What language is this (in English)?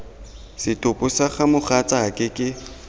Tswana